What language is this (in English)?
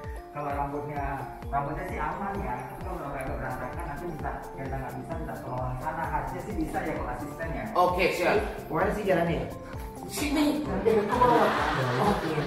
Indonesian